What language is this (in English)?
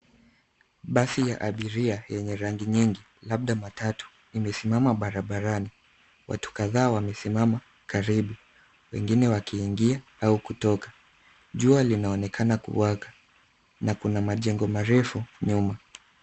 Swahili